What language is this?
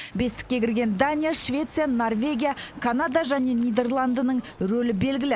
Kazakh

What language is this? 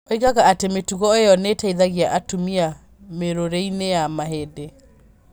Kikuyu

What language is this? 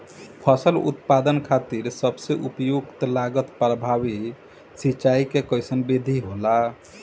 Bhojpuri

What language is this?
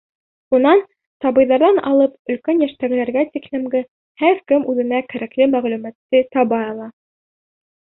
Bashkir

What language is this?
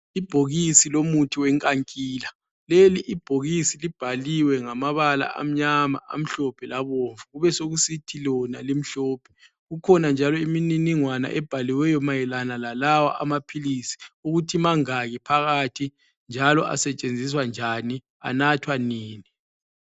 North Ndebele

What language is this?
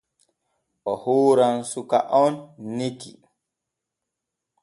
Borgu Fulfulde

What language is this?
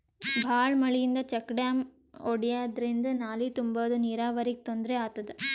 Kannada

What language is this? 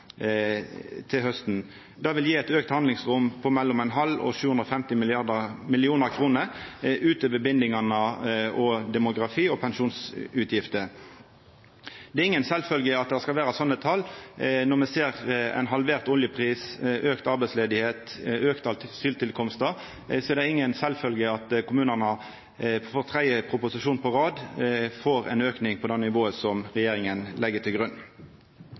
Norwegian Nynorsk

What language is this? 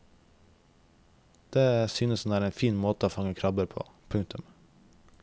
Norwegian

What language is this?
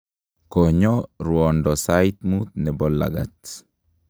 Kalenjin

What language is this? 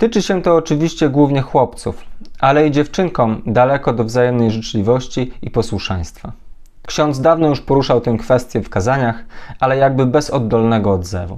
Polish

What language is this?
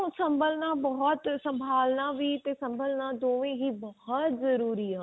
Punjabi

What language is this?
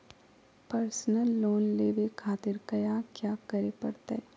Magahi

